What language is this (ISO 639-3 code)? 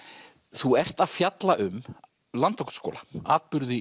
isl